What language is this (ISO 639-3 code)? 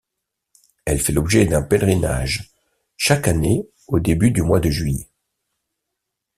fra